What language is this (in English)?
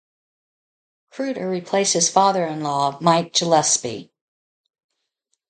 English